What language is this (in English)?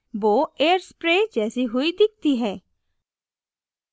Hindi